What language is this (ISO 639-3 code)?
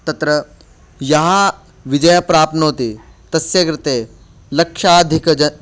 san